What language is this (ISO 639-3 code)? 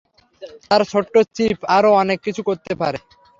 ben